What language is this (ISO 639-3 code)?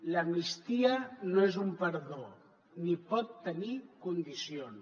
cat